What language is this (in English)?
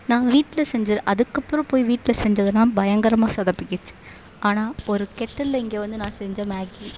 Tamil